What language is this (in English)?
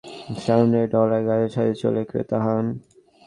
Bangla